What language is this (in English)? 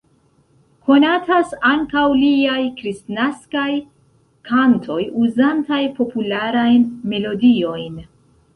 Esperanto